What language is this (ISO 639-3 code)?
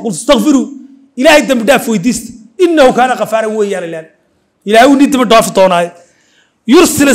ara